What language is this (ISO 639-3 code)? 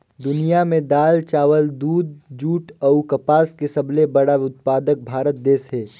hne